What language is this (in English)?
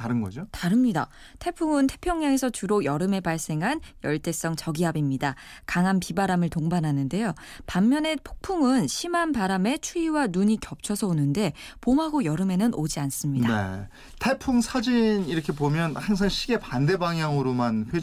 Korean